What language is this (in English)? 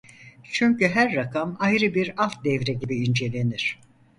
Turkish